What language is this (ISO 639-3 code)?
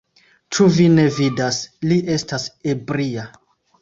epo